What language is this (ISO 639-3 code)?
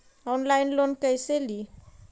mag